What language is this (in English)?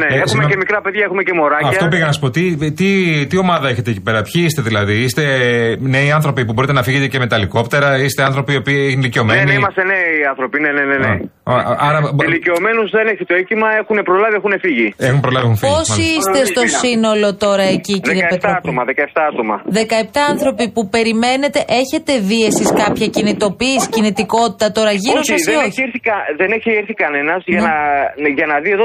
Greek